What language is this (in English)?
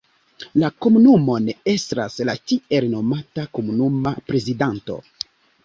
Esperanto